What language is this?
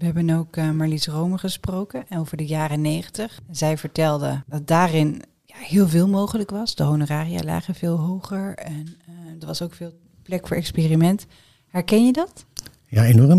Dutch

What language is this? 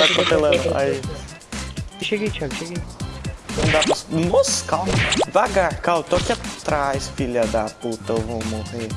Portuguese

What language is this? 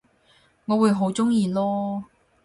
Cantonese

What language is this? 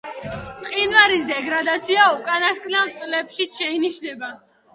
Georgian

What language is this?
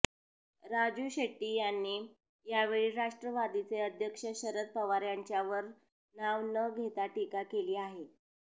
Marathi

